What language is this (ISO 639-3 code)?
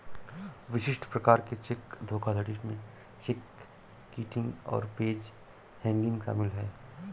hin